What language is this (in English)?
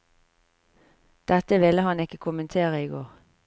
Norwegian